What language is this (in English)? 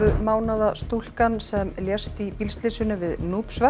Icelandic